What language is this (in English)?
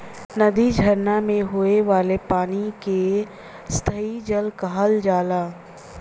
Bhojpuri